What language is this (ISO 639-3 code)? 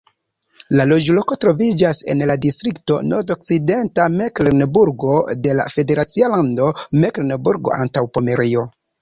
epo